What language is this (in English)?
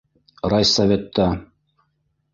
Bashkir